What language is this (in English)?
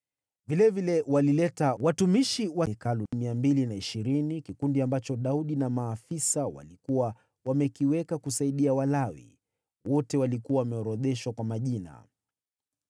Swahili